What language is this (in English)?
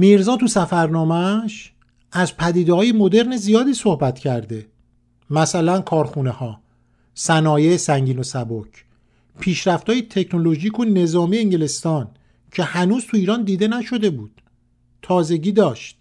Persian